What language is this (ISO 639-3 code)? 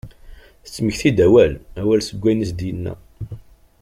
kab